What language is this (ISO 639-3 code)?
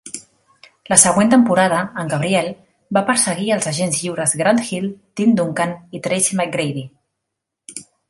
cat